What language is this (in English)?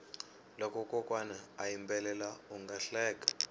Tsonga